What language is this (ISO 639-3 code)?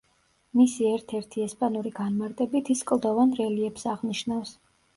kat